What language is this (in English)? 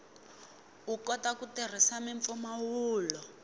Tsonga